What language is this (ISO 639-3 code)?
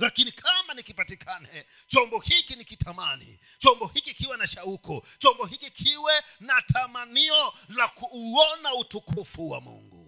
swa